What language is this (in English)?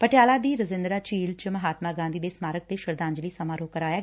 Punjabi